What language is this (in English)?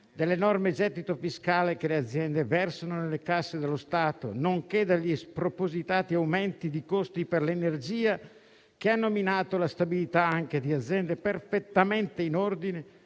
Italian